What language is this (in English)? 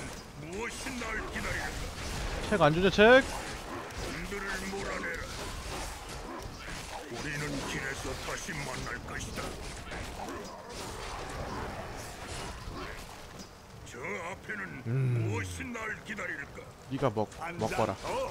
Korean